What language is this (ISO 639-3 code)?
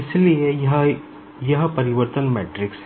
hin